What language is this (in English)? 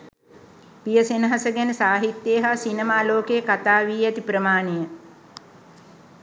Sinhala